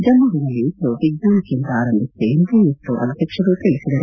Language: Kannada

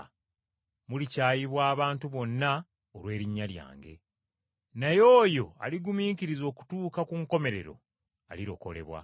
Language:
Ganda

